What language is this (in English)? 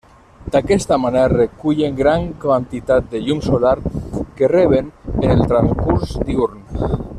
Catalan